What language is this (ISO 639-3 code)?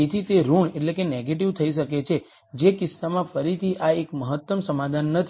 guj